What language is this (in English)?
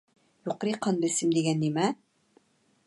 Uyghur